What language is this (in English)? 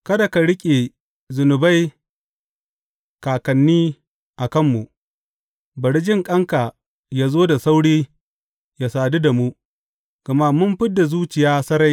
Hausa